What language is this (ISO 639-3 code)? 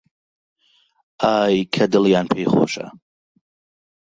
ckb